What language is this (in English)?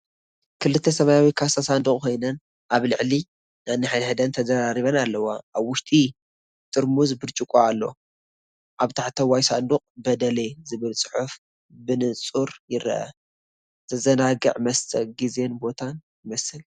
Tigrinya